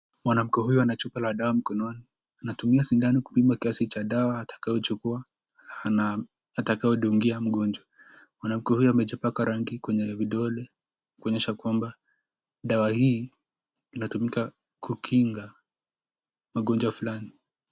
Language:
Swahili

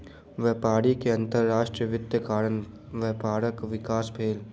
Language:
Maithili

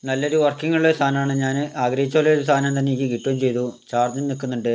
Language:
Malayalam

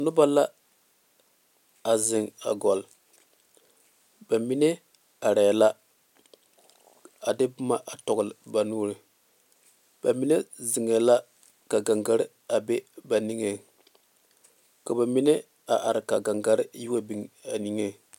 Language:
Southern Dagaare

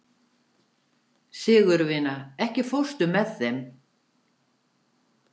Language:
Icelandic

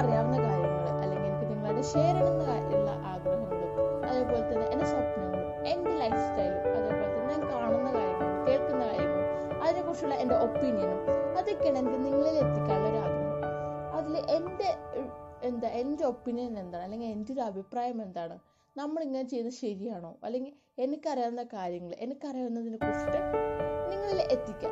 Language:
Malayalam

